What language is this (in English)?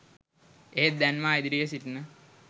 Sinhala